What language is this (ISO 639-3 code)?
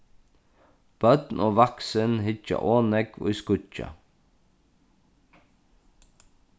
fao